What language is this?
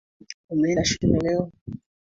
Swahili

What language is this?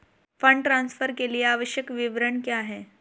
Hindi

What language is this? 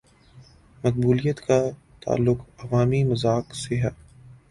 Urdu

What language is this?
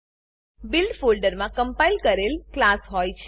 Gujarati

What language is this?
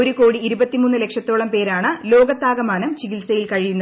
Malayalam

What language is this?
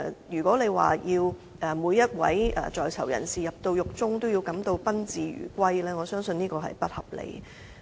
Cantonese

